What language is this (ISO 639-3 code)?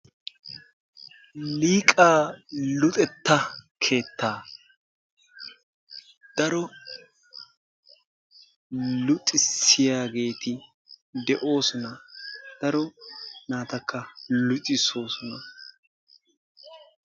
wal